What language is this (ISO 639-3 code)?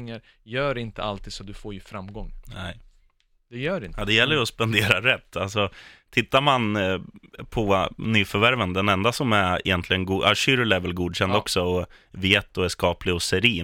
swe